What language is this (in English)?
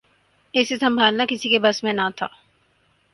Urdu